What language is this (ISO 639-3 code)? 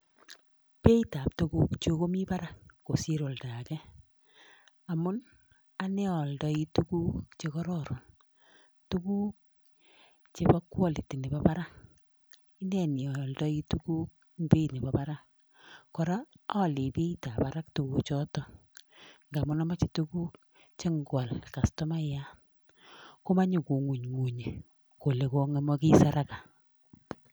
kln